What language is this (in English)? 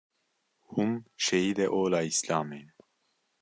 Kurdish